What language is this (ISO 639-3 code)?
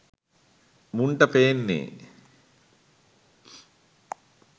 sin